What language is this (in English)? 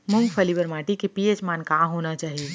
Chhattisgarhi